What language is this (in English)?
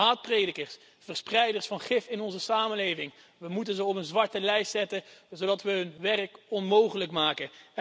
Dutch